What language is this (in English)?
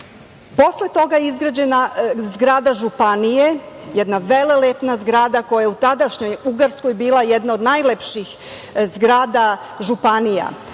Serbian